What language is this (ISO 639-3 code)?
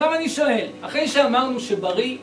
heb